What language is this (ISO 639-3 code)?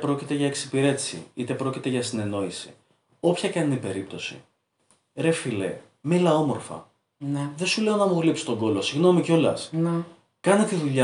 ell